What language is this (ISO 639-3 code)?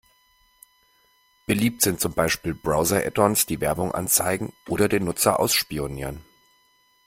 deu